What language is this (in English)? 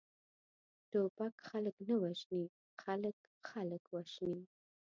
Pashto